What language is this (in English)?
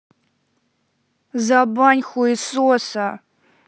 Russian